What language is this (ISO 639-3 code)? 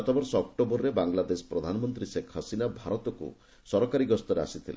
ori